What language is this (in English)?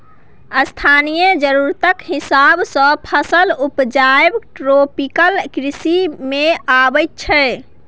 Maithili